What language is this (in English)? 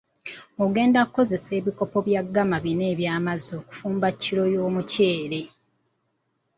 Ganda